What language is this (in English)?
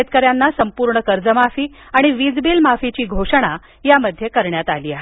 Marathi